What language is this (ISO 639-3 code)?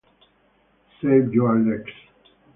ita